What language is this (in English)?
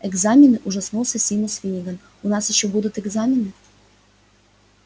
Russian